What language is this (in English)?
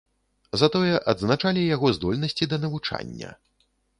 Belarusian